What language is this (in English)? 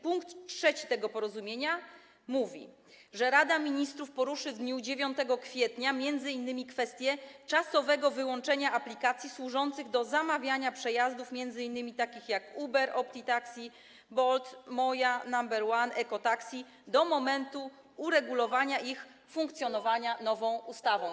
Polish